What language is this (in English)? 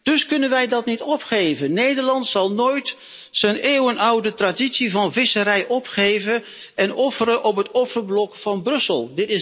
Dutch